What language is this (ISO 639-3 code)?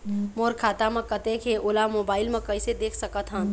hne